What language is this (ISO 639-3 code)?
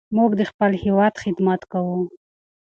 pus